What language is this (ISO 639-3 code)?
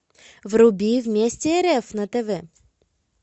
rus